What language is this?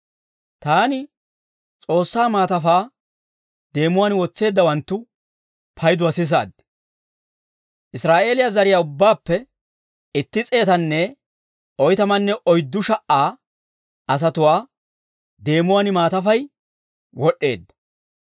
Dawro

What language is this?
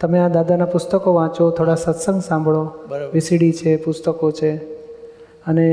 Gujarati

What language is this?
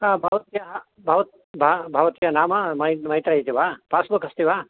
Sanskrit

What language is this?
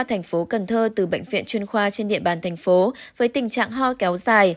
Vietnamese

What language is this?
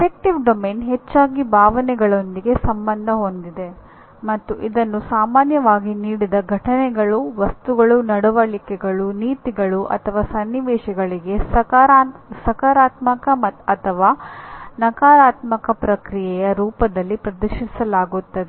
Kannada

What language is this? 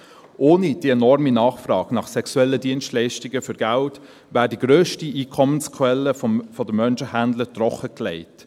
Swiss German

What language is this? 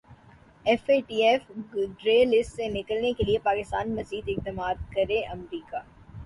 Urdu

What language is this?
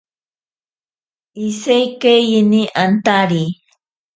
Ashéninka Perené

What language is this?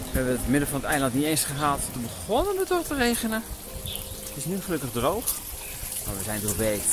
Dutch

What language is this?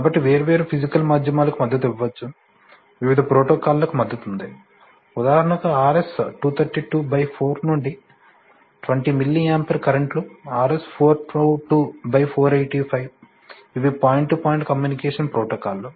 Telugu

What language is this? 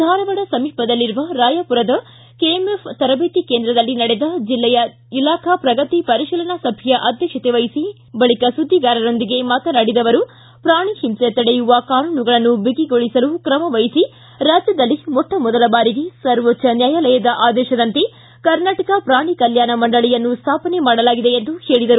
Kannada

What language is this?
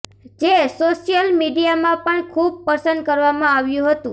Gujarati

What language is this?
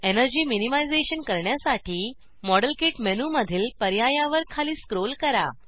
Marathi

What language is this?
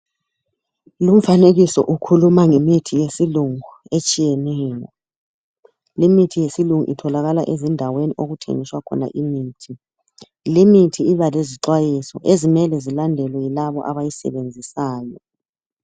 North Ndebele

